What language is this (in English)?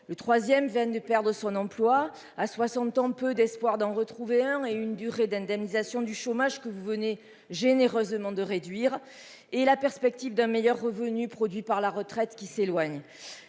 French